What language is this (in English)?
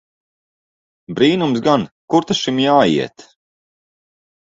Latvian